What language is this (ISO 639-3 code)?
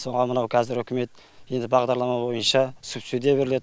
kaz